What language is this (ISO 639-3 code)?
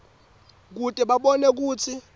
ssw